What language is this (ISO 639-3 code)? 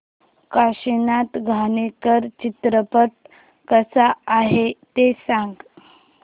mar